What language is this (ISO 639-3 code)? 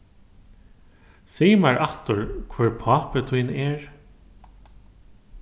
fao